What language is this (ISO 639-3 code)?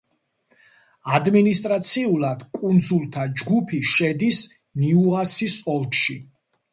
kat